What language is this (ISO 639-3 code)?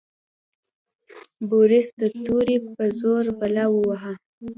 pus